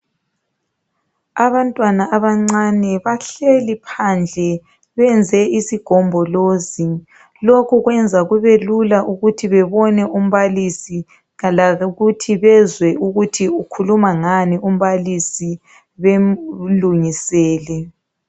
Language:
North Ndebele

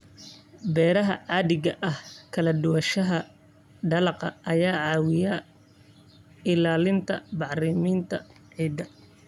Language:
Somali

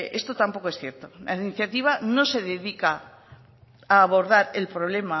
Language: Spanish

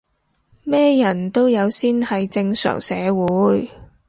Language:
Cantonese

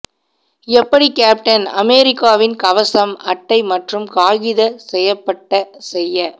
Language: Tamil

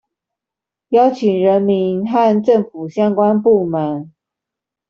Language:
Chinese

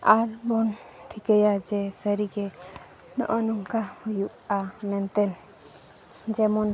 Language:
Santali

